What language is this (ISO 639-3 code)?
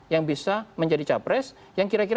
ind